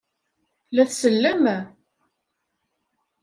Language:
Kabyle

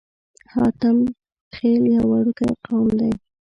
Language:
Pashto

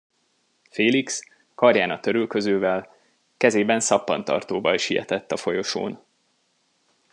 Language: Hungarian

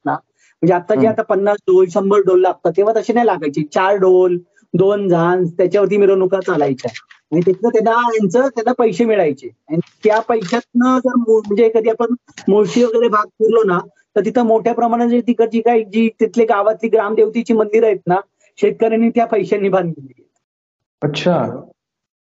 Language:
Marathi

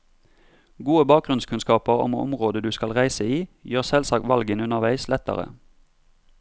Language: Norwegian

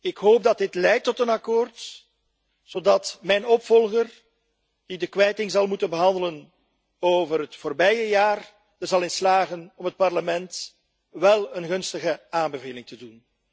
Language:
Dutch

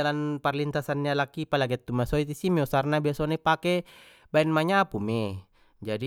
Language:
Batak Mandailing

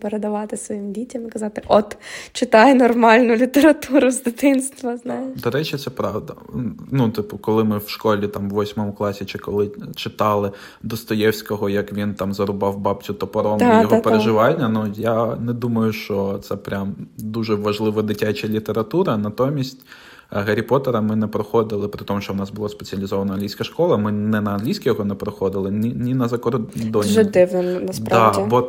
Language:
Ukrainian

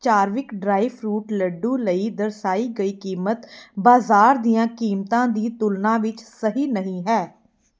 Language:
Punjabi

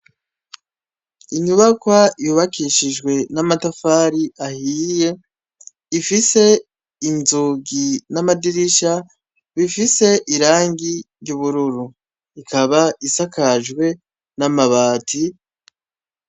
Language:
Rundi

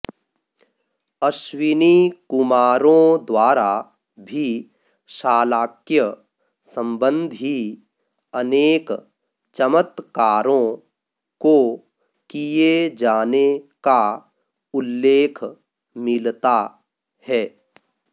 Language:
Sanskrit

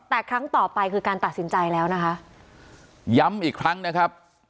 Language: Thai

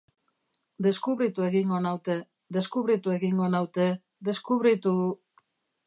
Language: Basque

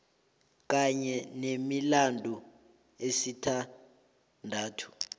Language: South Ndebele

